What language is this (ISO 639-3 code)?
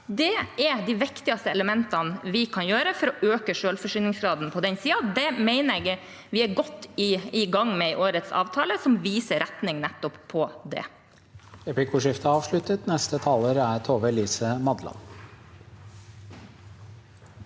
nor